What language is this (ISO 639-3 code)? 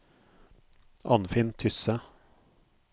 nor